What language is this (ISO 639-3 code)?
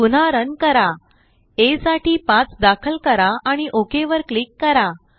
mar